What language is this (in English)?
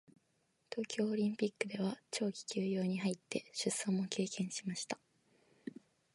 Japanese